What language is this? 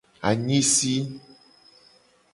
Gen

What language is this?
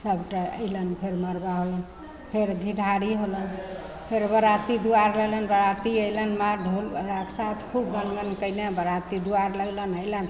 Maithili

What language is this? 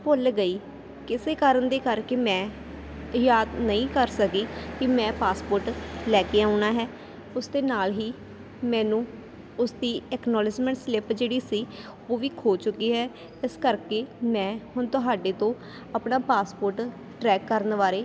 Punjabi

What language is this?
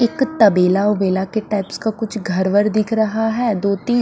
Hindi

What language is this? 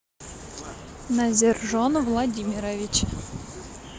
Russian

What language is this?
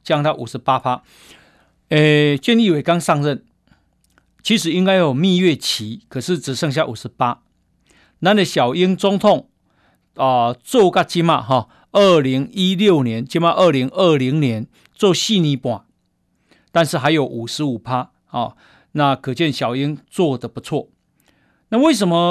Chinese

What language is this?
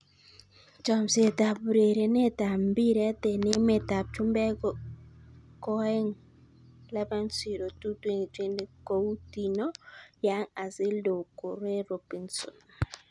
Kalenjin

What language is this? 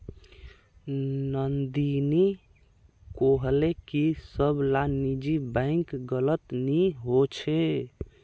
Magahi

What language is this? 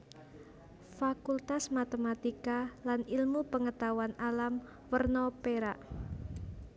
Javanese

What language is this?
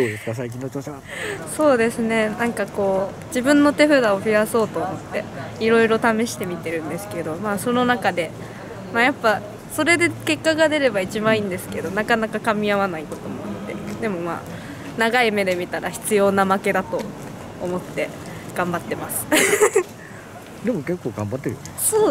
Japanese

